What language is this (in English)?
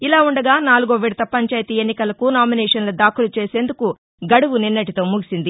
Telugu